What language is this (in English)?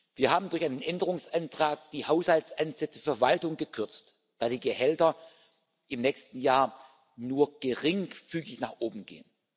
German